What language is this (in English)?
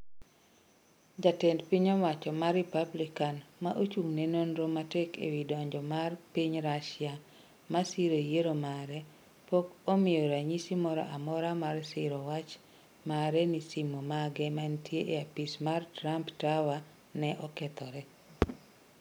Luo (Kenya and Tanzania)